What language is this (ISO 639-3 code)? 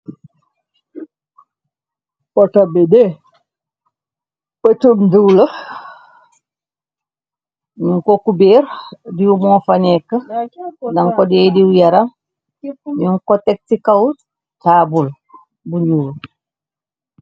wol